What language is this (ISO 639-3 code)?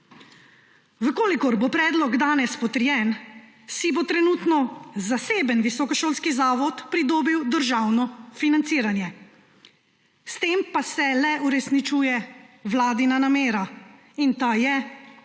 slv